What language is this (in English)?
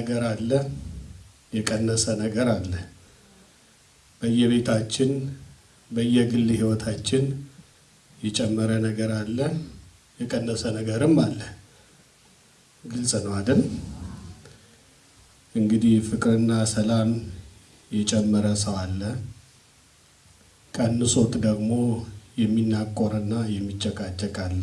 Turkish